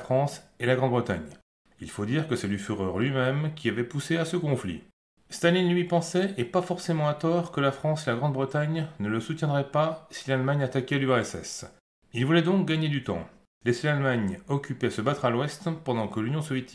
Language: French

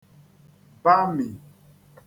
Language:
Igbo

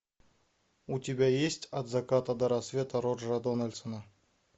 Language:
Russian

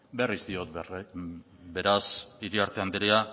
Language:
Basque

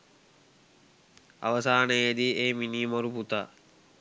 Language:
Sinhala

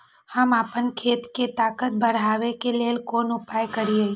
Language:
Maithili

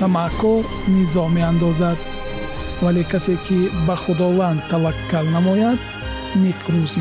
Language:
Persian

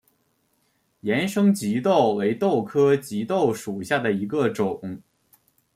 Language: Chinese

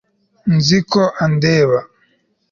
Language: Kinyarwanda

